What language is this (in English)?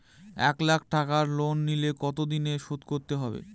Bangla